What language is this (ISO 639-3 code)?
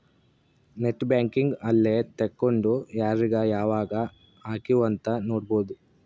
kan